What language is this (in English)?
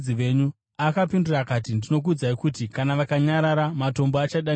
Shona